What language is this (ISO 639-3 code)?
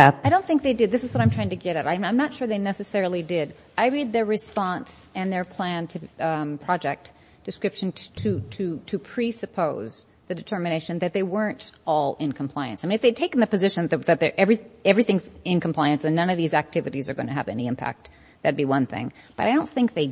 eng